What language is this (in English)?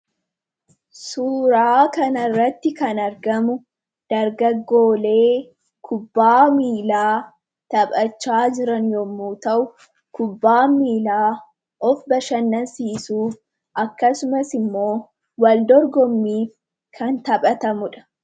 Oromo